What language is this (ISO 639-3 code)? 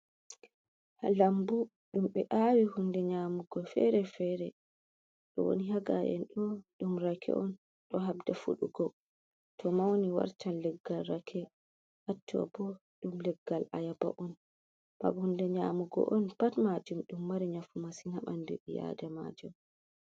ful